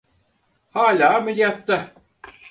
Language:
Turkish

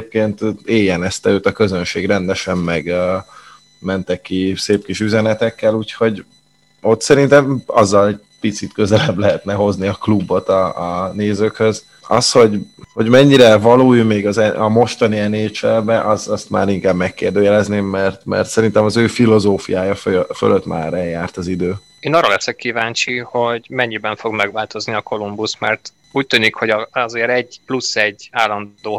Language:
Hungarian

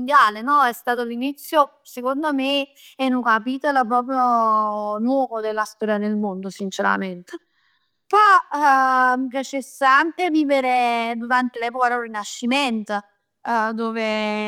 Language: Neapolitan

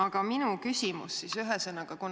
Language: Estonian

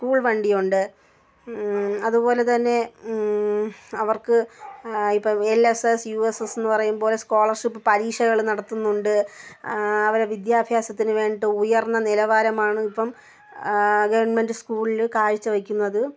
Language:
Malayalam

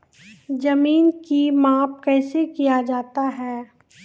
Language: Maithili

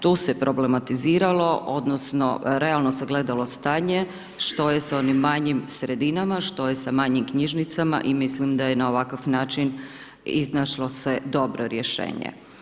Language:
Croatian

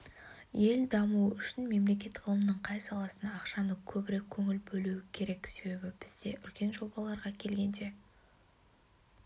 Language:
Kazakh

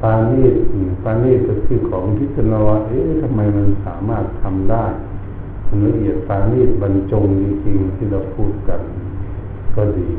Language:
Thai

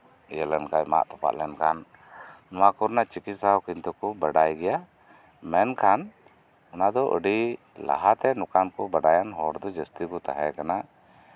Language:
Santali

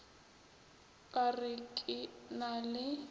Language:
Northern Sotho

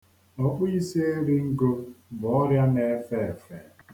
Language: Igbo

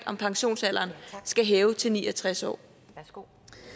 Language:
Danish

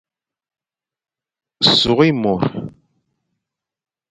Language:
Fang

